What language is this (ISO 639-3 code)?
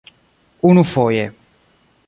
epo